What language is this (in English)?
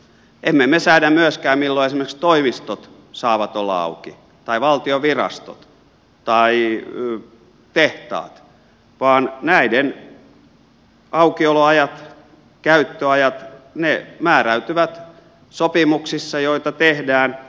Finnish